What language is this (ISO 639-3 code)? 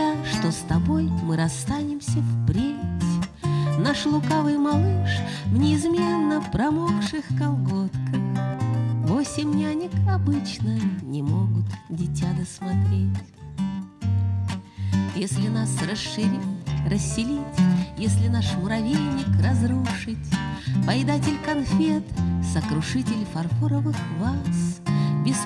rus